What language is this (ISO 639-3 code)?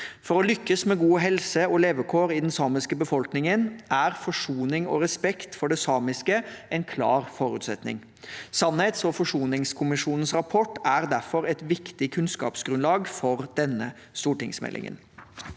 nor